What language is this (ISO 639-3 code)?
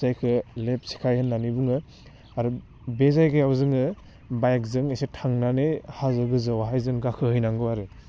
brx